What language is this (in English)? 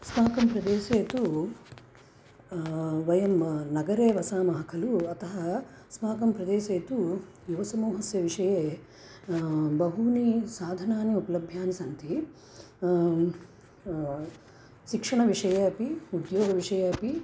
Sanskrit